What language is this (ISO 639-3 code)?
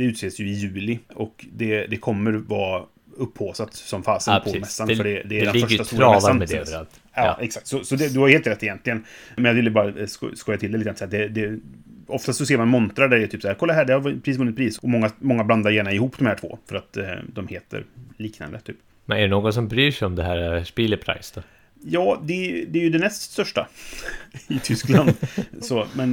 swe